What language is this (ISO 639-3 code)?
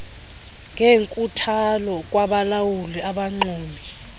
xho